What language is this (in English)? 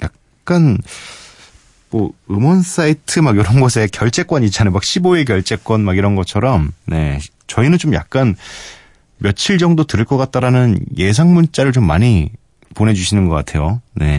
Korean